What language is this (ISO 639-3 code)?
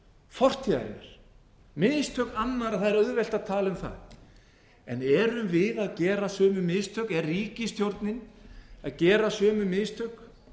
isl